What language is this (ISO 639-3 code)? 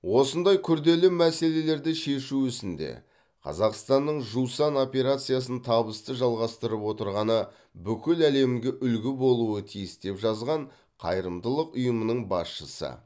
kaz